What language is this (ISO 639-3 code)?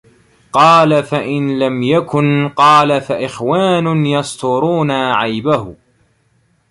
ara